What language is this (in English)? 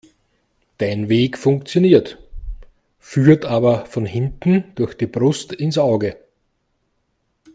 German